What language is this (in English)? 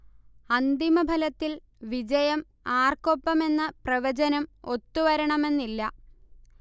Malayalam